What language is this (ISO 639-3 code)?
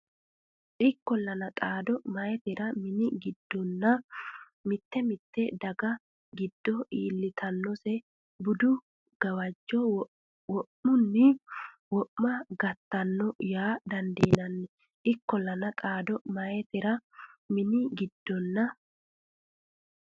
sid